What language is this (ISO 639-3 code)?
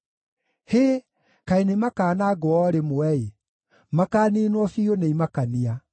kik